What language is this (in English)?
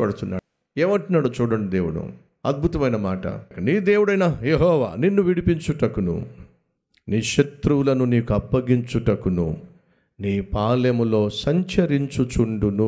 Telugu